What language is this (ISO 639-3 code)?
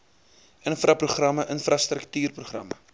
afr